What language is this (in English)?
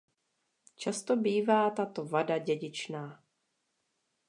Czech